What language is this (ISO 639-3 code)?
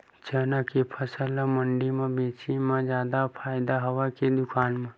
hne